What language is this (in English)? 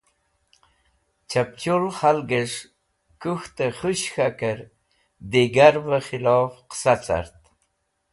Wakhi